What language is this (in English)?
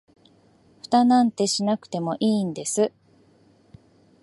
Japanese